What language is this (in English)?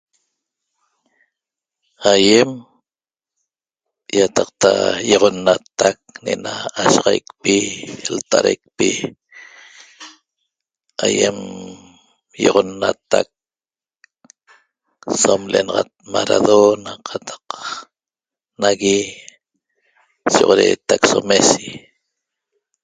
Toba